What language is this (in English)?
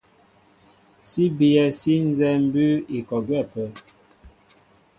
Mbo (Cameroon)